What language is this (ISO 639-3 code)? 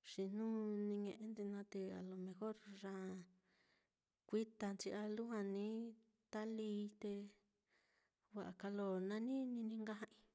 vmm